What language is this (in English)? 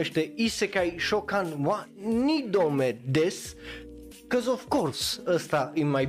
Romanian